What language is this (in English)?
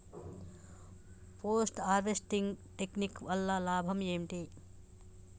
Telugu